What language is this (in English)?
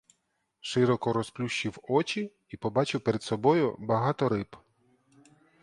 Ukrainian